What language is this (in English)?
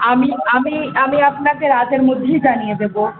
Bangla